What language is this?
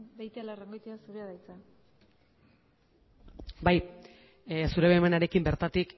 Basque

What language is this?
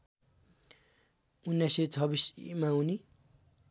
Nepali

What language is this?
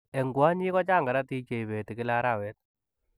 Kalenjin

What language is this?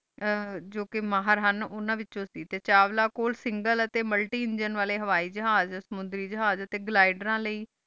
Punjabi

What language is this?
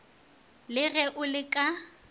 Northern Sotho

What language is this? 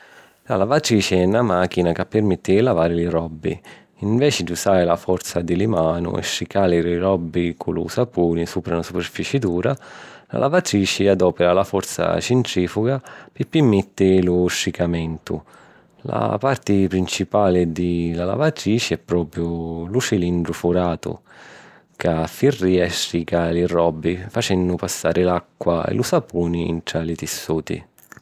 Sicilian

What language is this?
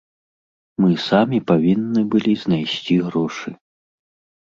Belarusian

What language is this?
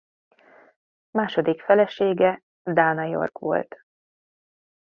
Hungarian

